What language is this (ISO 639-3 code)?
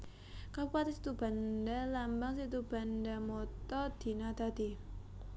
jav